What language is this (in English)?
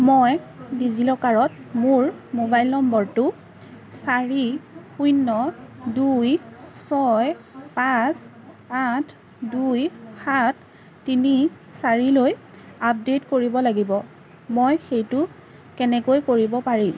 Assamese